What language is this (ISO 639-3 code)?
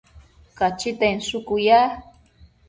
mcf